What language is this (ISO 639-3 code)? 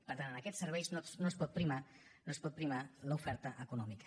cat